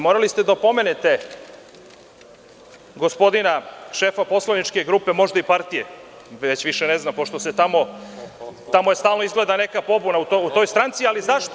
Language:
Serbian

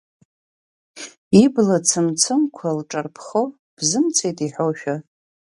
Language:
Abkhazian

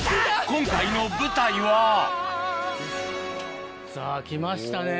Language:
Japanese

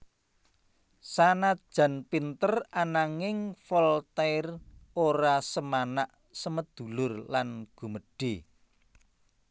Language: Javanese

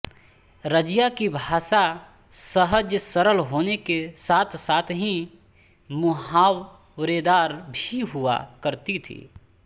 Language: Hindi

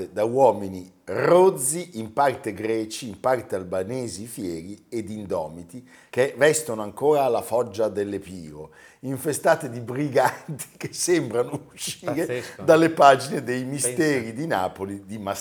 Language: Italian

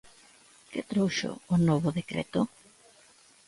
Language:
Galician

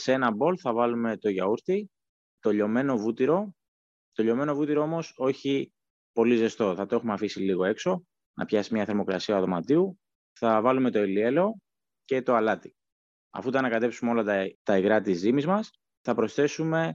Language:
Greek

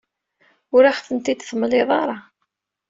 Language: Kabyle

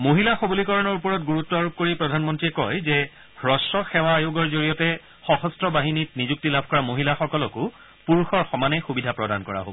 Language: Assamese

